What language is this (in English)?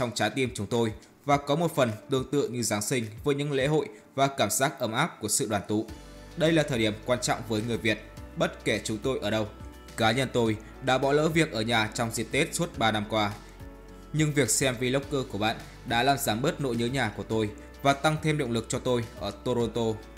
Vietnamese